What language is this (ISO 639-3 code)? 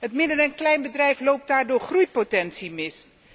nld